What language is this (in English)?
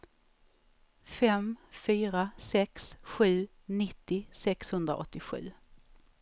Swedish